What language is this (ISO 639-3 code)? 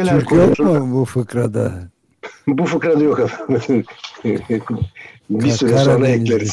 tur